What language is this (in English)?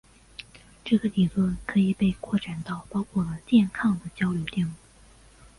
Chinese